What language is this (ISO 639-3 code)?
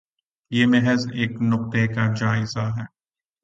urd